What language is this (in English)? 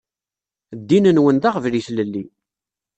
Kabyle